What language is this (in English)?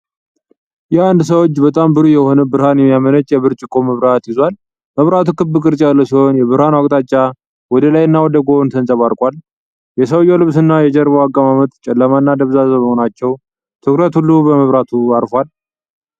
Amharic